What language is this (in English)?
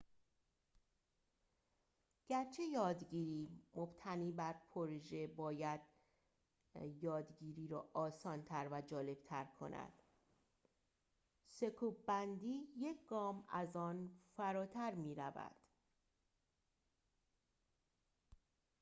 Persian